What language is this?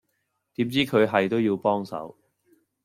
Cantonese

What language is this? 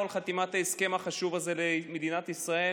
Hebrew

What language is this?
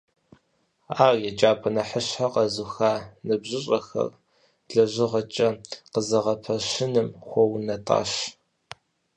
Kabardian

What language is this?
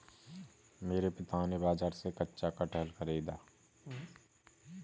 Hindi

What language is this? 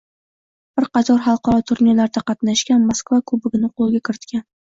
Uzbek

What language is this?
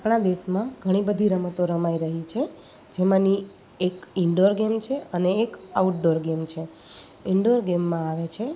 Gujarati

